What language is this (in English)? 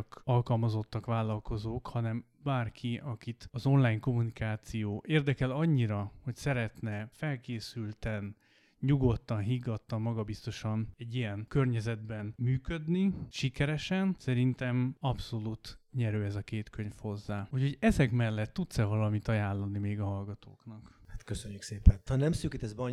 Hungarian